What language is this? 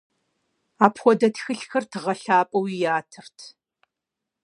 Kabardian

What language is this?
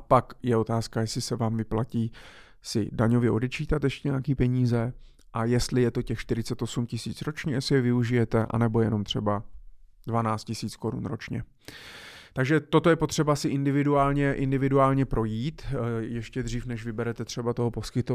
Czech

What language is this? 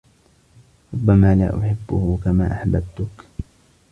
Arabic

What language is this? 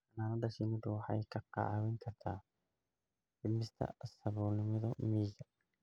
Somali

